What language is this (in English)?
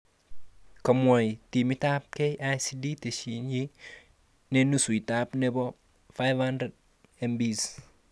Kalenjin